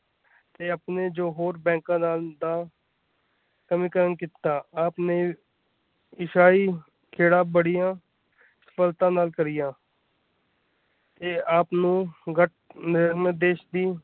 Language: Punjabi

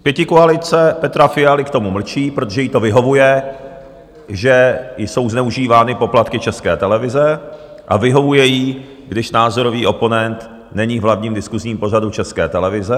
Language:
Czech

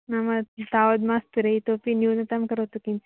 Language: Sanskrit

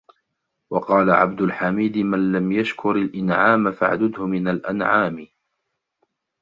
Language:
Arabic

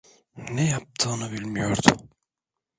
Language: Turkish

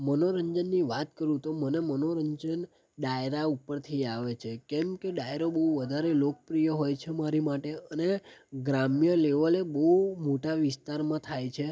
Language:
Gujarati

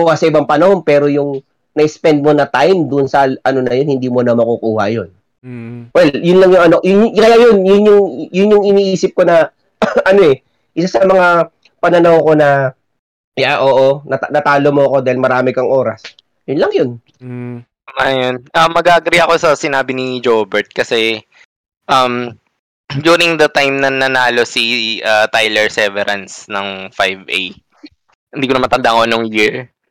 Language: Filipino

